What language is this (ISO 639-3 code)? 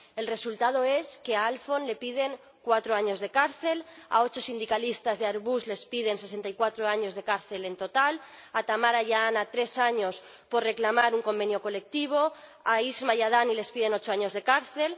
spa